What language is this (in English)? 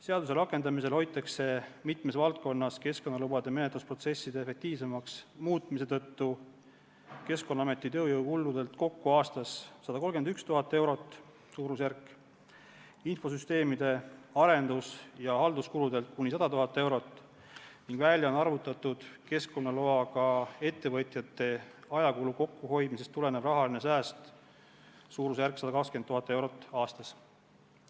Estonian